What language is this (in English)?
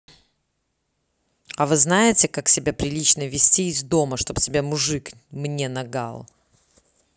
Russian